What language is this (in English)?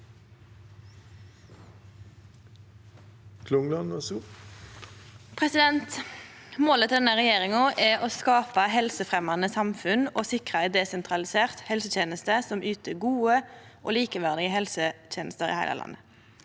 Norwegian